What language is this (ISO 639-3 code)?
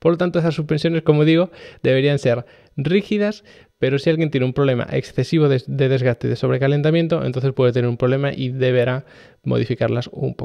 spa